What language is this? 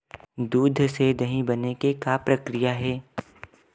Chhattisgarhi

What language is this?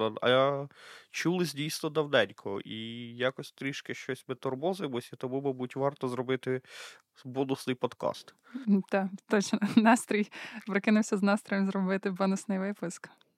Ukrainian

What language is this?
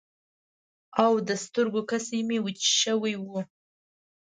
Pashto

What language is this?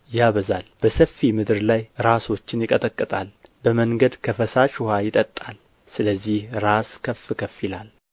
Amharic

